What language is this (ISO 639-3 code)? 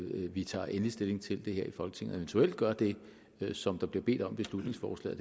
dan